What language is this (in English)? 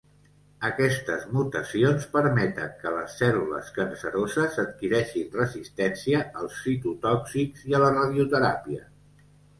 Catalan